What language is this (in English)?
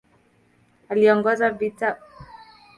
Swahili